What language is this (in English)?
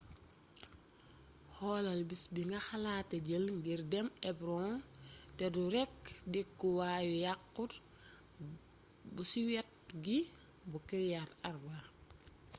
Wolof